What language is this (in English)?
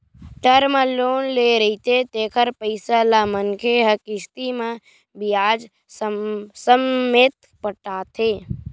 Chhattisgarhi